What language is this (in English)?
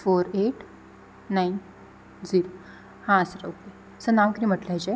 Konkani